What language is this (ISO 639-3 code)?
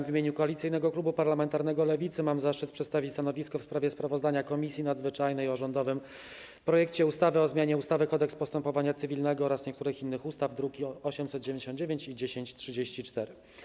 pol